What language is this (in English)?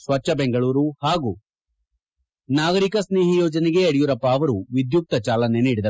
Kannada